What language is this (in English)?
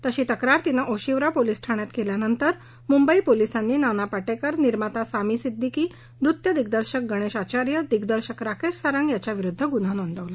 Marathi